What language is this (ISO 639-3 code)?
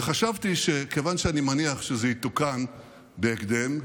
heb